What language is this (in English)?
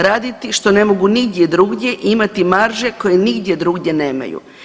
Croatian